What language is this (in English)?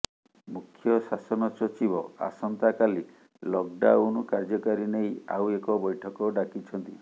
Odia